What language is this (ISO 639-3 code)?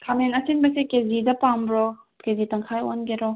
mni